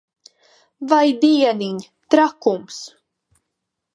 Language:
Latvian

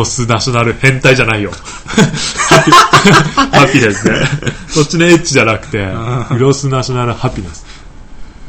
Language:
Japanese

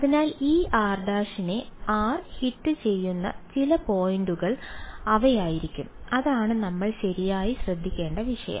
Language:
Malayalam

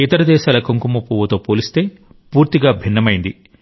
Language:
Telugu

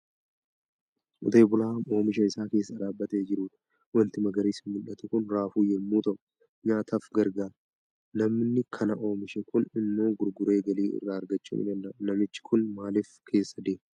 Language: Oromo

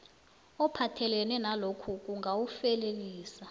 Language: South Ndebele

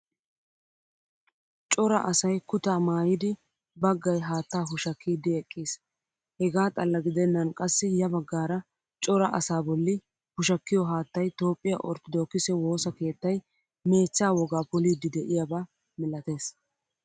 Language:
Wolaytta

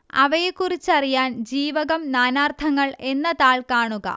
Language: Malayalam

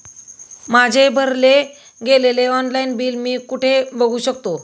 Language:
Marathi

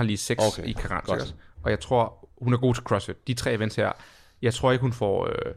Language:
Danish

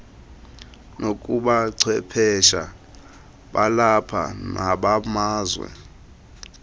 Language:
Xhosa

